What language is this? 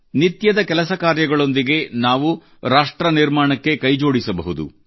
Kannada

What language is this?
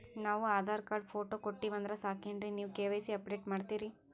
Kannada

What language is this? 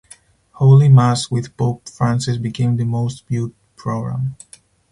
English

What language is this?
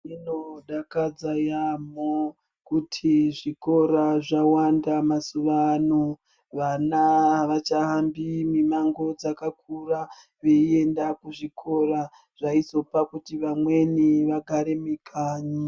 Ndau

